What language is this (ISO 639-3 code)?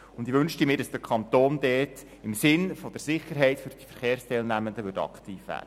gsw